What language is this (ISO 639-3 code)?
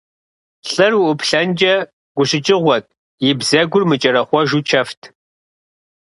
kbd